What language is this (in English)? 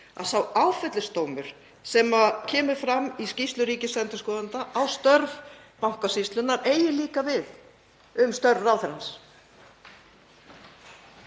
Icelandic